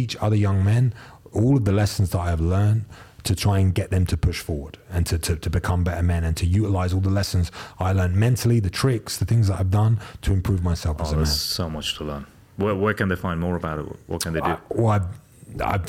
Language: English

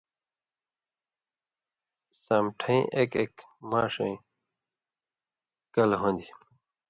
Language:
Indus Kohistani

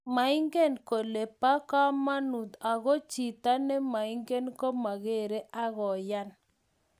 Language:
Kalenjin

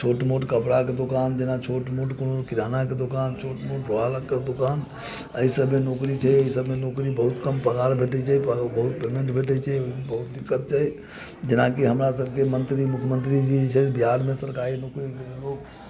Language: Maithili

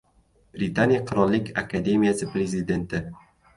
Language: Uzbek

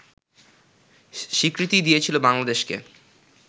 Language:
Bangla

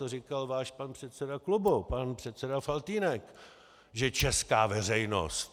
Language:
Czech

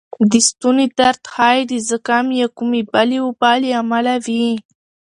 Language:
Pashto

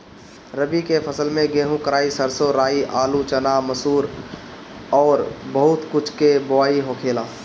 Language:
Bhojpuri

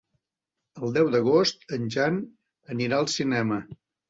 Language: Catalan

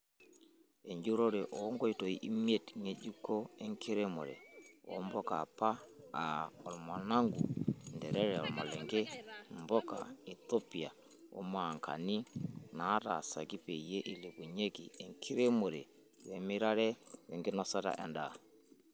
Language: Masai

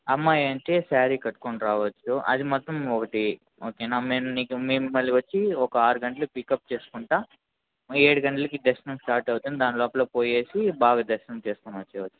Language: Telugu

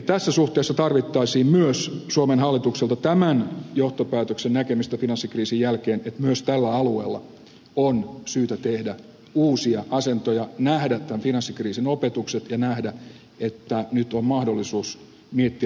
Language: Finnish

